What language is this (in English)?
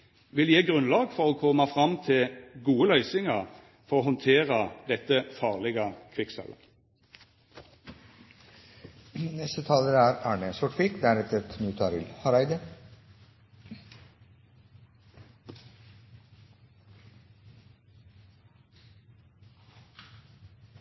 Norwegian Nynorsk